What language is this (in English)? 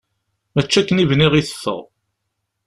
Kabyle